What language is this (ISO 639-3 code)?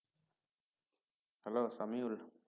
ben